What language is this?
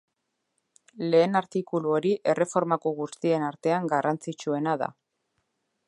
Basque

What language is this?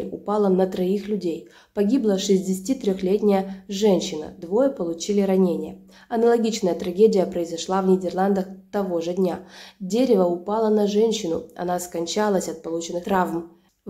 Russian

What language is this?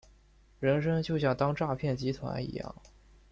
Chinese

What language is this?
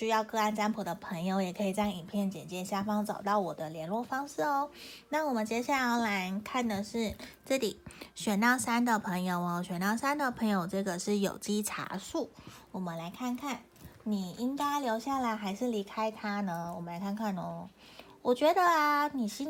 Chinese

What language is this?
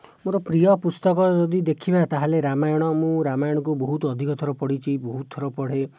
Odia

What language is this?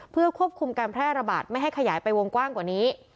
Thai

